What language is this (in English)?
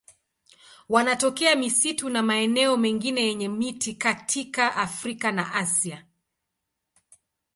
Swahili